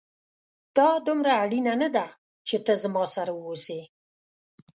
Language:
Pashto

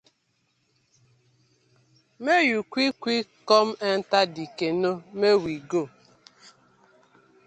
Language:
Nigerian Pidgin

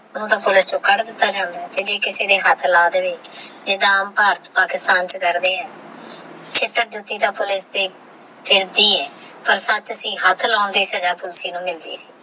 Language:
Punjabi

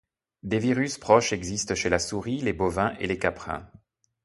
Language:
French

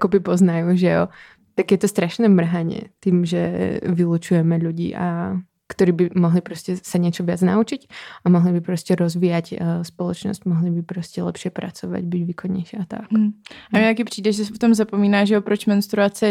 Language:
Czech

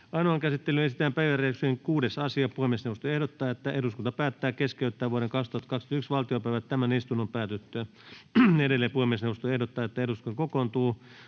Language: Finnish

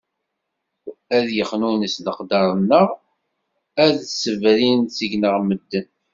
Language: Kabyle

